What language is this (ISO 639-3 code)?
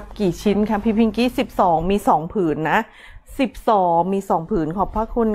tha